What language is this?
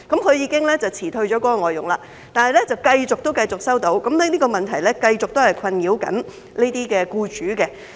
Cantonese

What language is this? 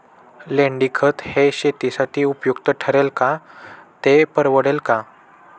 Marathi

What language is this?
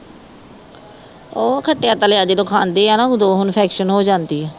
Punjabi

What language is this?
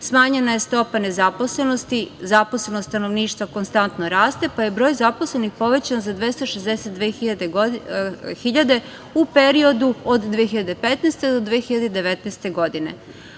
Serbian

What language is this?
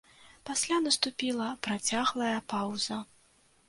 Belarusian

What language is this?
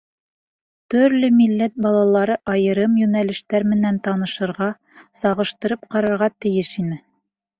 Bashkir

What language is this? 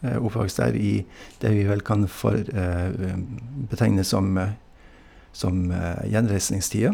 Norwegian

